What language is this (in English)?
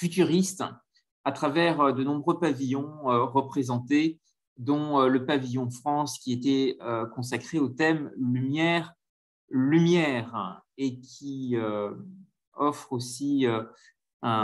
French